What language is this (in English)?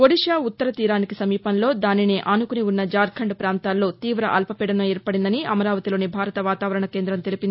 Telugu